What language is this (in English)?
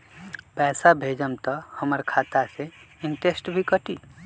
Magahi